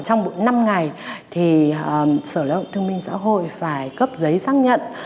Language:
Vietnamese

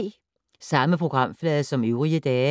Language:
Danish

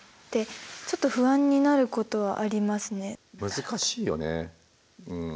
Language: Japanese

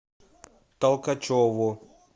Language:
Russian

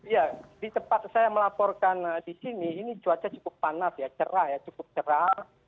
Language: Indonesian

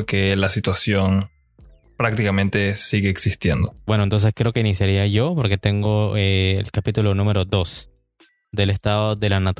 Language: Spanish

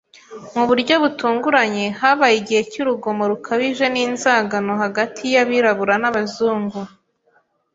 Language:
Kinyarwanda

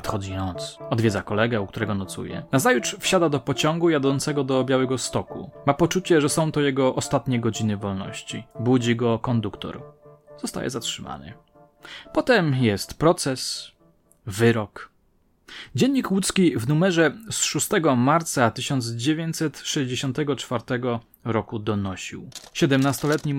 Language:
Polish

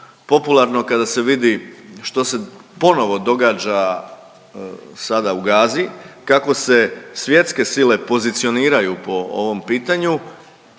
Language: Croatian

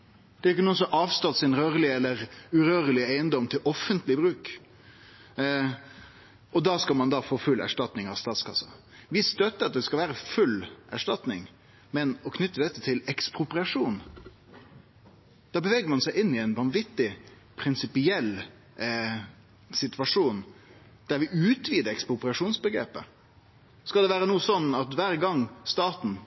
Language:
Norwegian Nynorsk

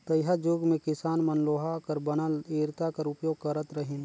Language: Chhattisgarhi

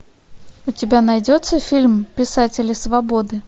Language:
Russian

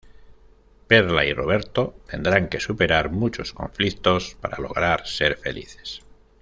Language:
Spanish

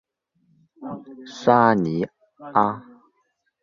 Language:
Chinese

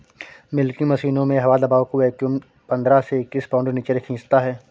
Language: Hindi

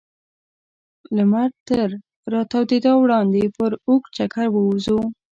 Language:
Pashto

